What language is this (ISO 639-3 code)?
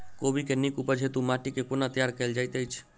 mai